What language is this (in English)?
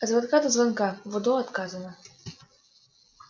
Russian